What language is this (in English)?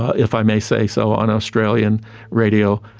English